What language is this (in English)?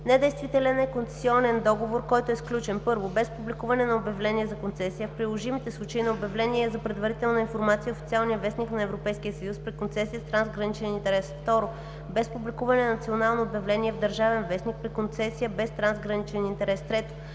Bulgarian